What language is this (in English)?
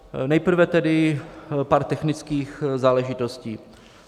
Czech